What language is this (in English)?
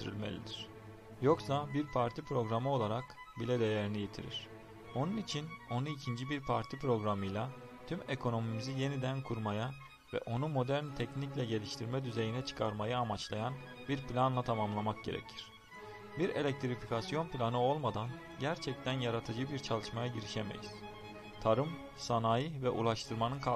Turkish